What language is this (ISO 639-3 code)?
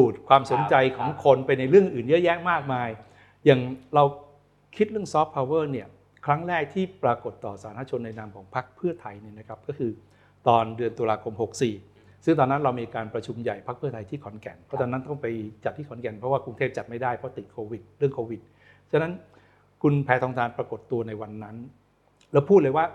tha